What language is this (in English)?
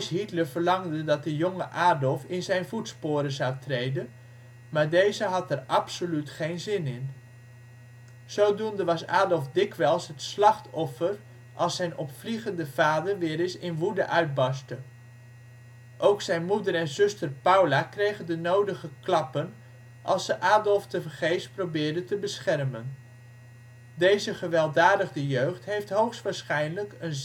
Dutch